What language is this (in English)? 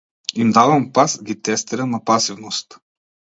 Macedonian